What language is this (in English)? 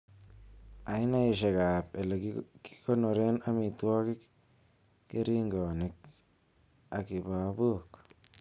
Kalenjin